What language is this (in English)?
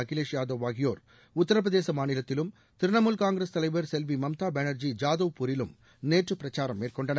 Tamil